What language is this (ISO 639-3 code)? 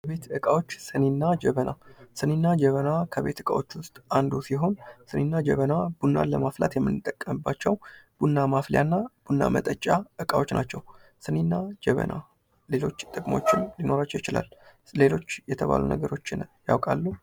amh